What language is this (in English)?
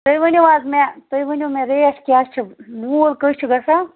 Kashmiri